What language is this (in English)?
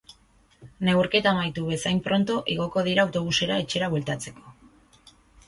Basque